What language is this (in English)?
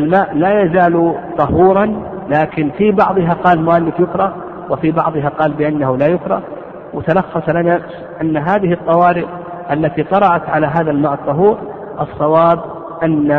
Arabic